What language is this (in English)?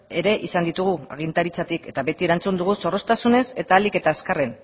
Basque